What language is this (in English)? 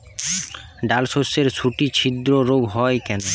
Bangla